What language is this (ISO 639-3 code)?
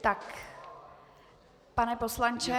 ces